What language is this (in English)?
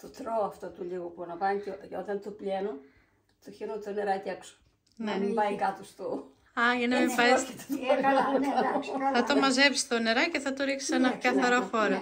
Greek